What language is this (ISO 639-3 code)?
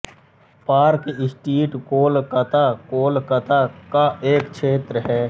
hin